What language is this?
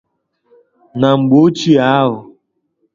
Igbo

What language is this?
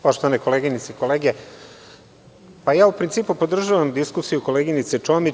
Serbian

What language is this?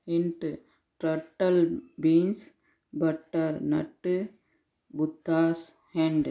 Sindhi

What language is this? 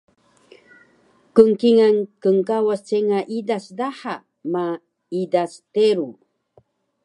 Taroko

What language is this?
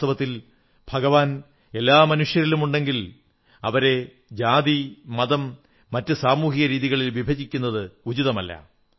Malayalam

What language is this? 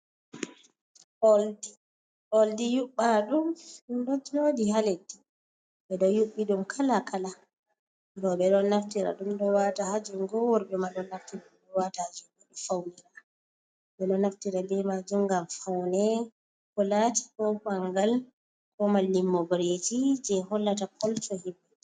Fula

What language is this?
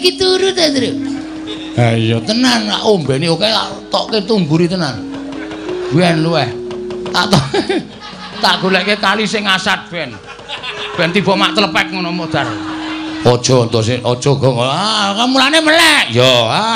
Indonesian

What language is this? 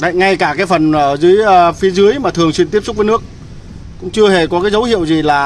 Vietnamese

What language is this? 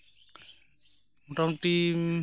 Santali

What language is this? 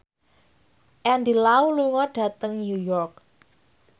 Javanese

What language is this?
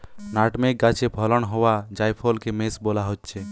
Bangla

